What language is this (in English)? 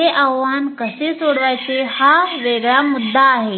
Marathi